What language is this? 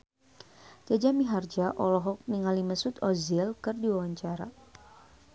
Sundanese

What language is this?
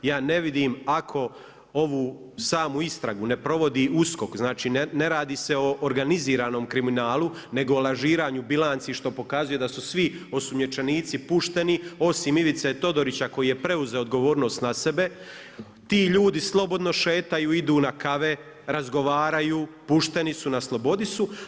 Croatian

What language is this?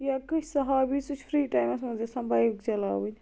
Kashmiri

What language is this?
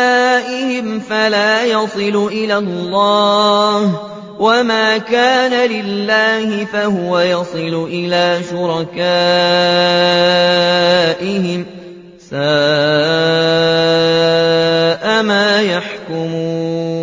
Arabic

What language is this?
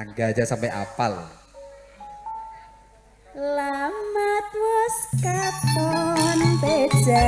Indonesian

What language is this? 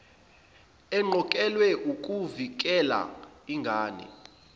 Zulu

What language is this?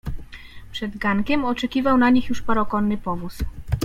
Polish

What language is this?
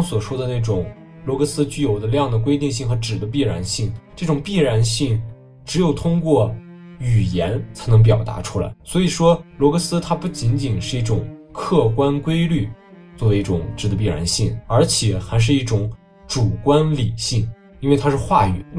Chinese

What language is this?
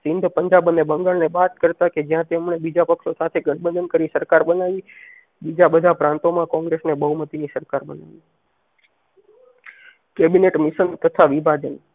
Gujarati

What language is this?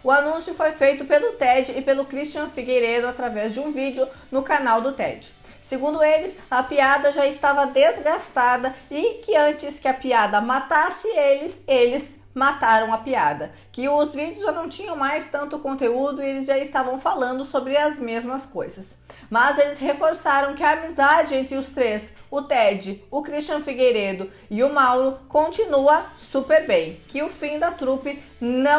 Portuguese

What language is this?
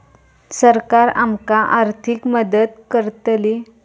Marathi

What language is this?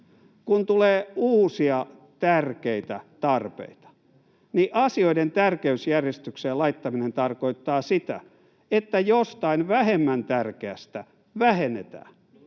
Finnish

